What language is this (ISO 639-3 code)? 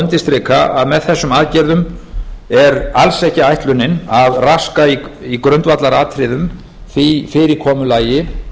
isl